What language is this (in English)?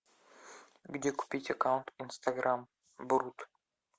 Russian